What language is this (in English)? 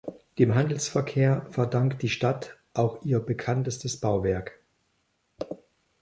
German